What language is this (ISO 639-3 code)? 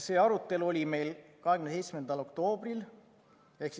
est